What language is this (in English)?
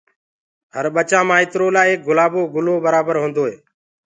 Gurgula